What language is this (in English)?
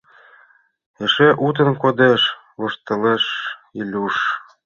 Mari